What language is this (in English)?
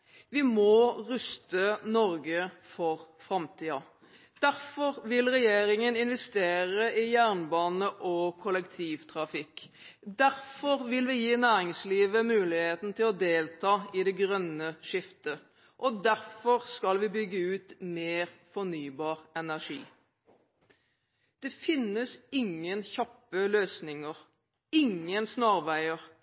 Norwegian Bokmål